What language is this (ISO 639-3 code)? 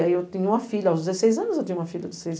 por